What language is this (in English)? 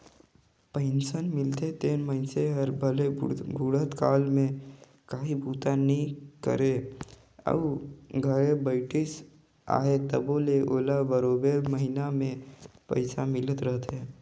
Chhattisgarhi